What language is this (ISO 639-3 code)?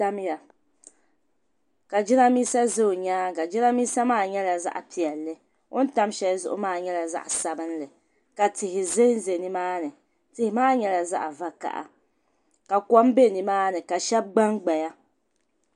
dag